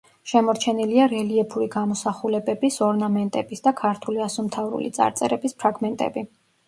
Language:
Georgian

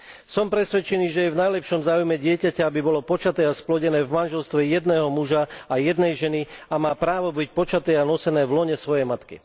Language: Slovak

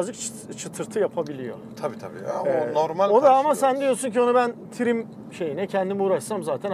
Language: Turkish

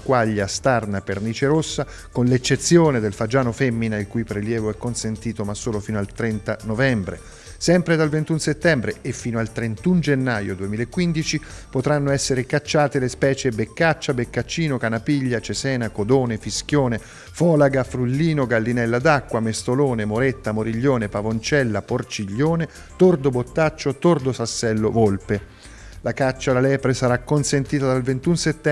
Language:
Italian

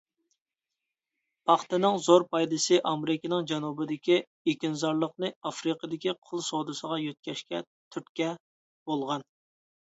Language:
Uyghur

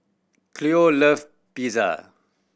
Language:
English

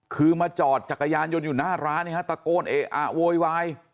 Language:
Thai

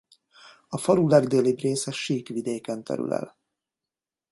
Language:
Hungarian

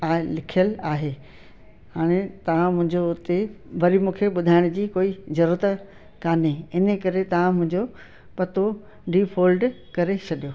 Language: Sindhi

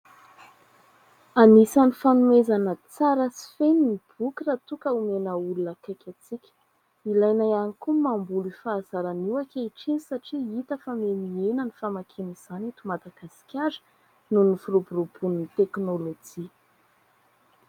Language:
Malagasy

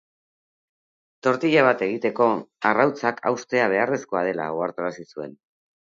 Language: Basque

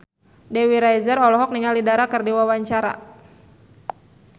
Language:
Sundanese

